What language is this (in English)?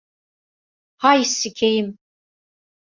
Turkish